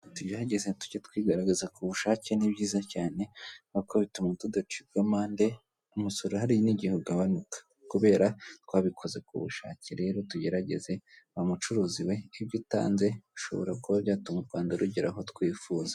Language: Kinyarwanda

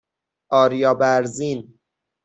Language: Persian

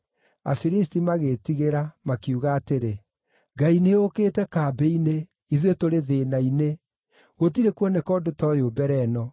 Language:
Kikuyu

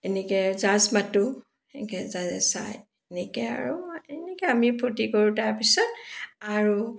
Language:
Assamese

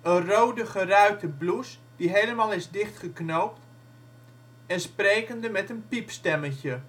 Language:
Dutch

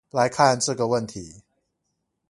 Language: Chinese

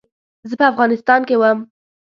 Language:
Pashto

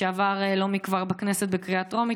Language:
Hebrew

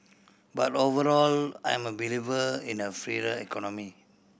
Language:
English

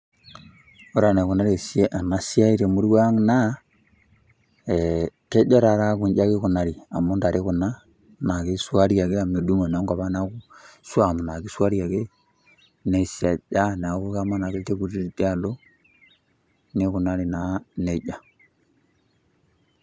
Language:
Masai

